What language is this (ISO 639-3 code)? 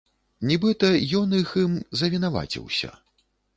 bel